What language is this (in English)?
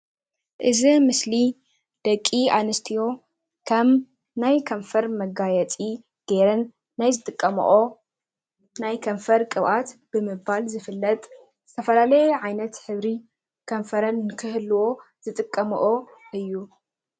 Tigrinya